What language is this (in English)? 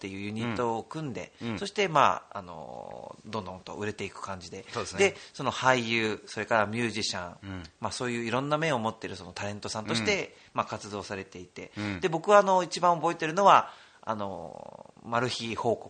Japanese